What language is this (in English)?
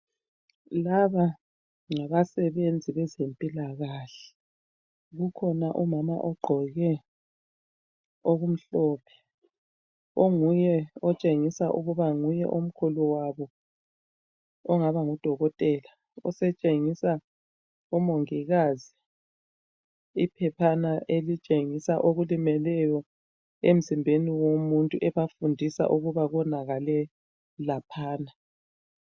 North Ndebele